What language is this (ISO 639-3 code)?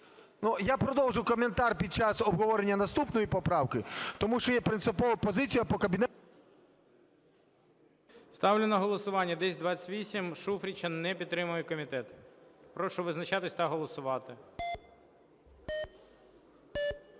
ukr